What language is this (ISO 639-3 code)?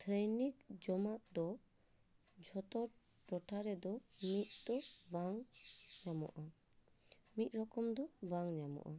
sat